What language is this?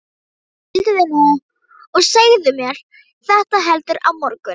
Icelandic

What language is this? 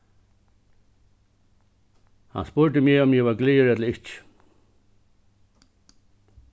Faroese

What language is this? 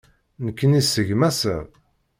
Kabyle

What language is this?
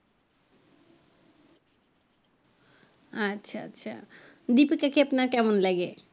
Bangla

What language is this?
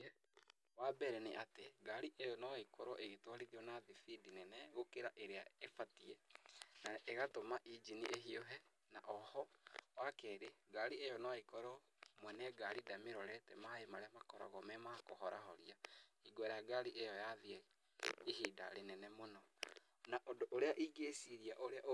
Kikuyu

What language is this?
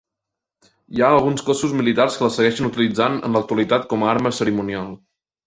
Catalan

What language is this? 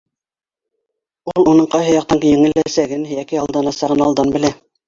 Bashkir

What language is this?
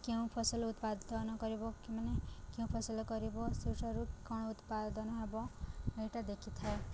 Odia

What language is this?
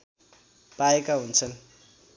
Nepali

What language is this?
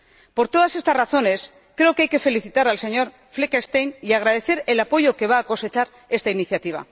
Spanish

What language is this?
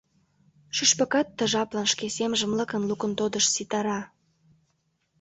Mari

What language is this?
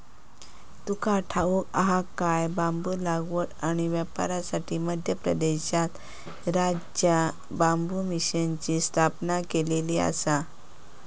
Marathi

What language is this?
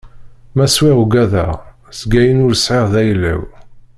Kabyle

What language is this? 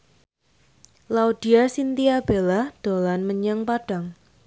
Javanese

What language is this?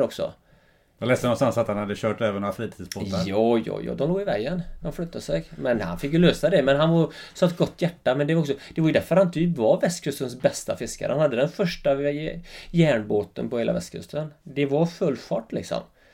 Swedish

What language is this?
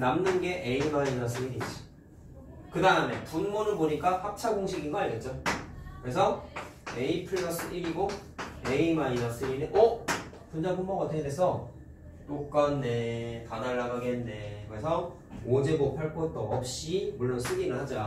Korean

